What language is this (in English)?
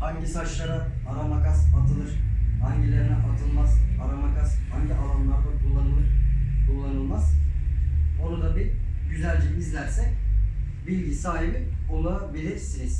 Turkish